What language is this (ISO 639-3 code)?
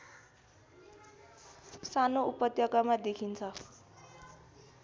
nep